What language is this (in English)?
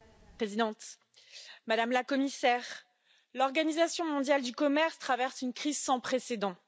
French